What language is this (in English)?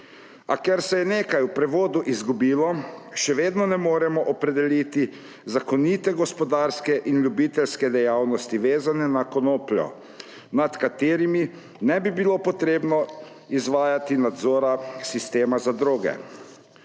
Slovenian